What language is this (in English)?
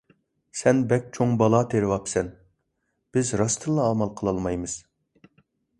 Uyghur